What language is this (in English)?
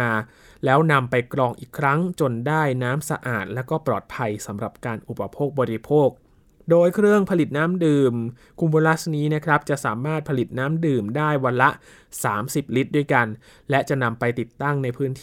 Thai